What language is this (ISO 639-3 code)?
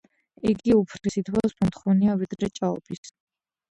kat